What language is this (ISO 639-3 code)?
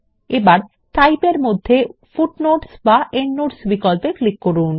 ben